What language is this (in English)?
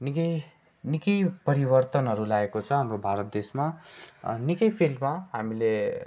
Nepali